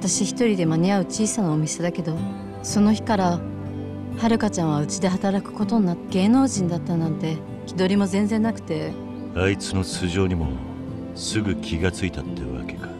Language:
Japanese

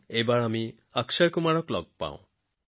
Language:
Assamese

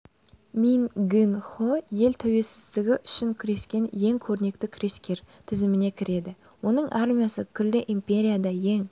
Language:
Kazakh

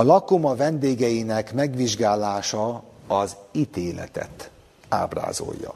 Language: Hungarian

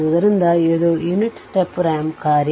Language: Kannada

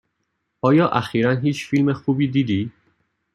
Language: Persian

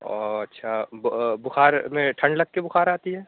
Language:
Urdu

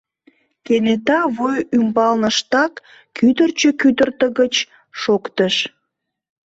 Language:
Mari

